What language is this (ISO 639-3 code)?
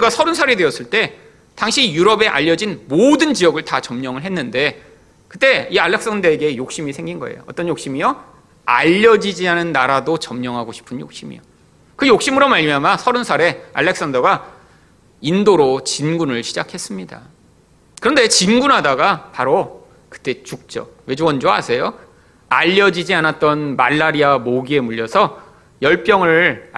kor